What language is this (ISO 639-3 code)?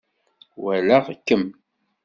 kab